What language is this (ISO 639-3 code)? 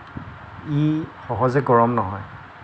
asm